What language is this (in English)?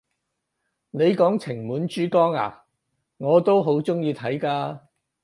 Cantonese